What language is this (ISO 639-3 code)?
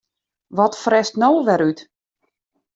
fry